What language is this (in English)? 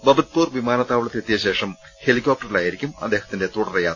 Malayalam